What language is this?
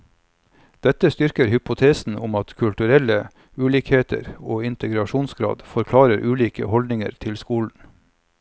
Norwegian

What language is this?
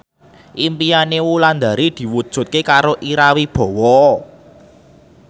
Javanese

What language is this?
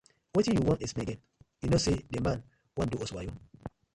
Nigerian Pidgin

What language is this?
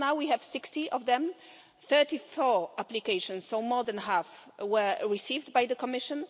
English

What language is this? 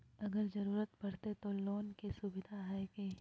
Magahi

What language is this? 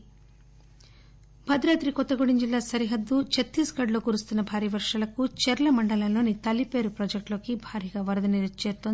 Telugu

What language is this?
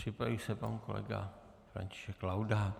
Czech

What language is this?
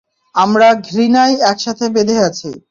Bangla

